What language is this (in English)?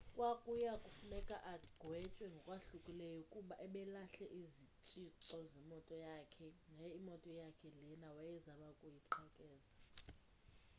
Xhosa